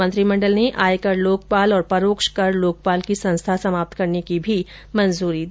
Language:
Hindi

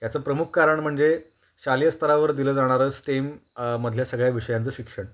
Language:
Marathi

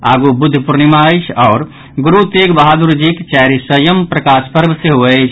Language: Maithili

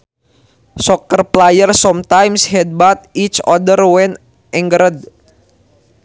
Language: Sundanese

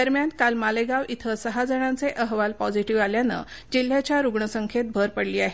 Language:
Marathi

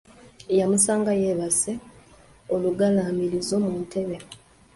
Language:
Ganda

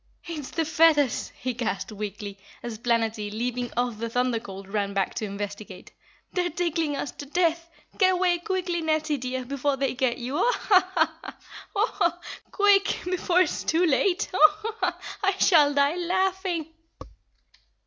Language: English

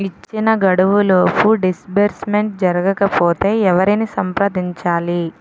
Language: Telugu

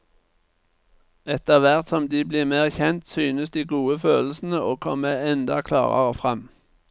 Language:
Norwegian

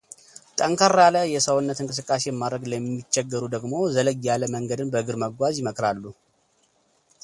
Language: Amharic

